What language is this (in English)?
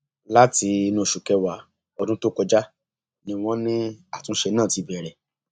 Yoruba